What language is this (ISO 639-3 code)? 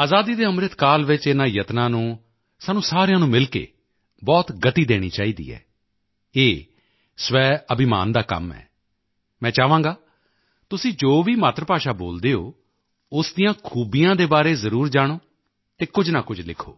pan